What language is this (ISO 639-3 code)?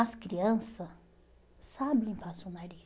por